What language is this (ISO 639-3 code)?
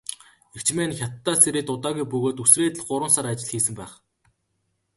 mon